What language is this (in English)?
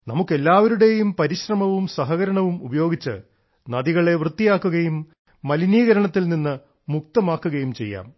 Malayalam